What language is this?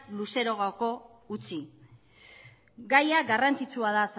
Basque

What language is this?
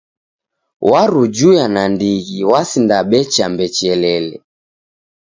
Taita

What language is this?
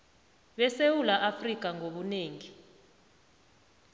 South Ndebele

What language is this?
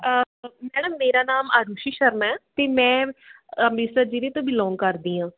Punjabi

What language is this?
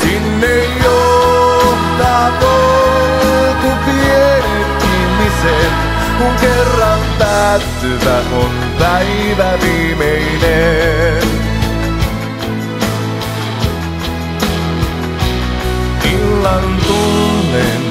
Finnish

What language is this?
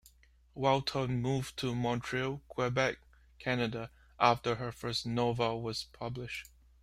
English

